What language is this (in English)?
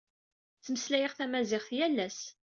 Kabyle